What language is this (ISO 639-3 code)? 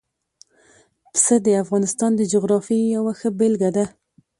pus